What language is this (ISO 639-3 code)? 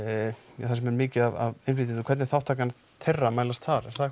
isl